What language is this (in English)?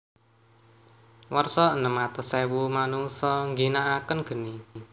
Javanese